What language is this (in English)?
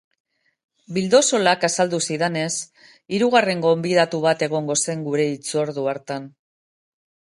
Basque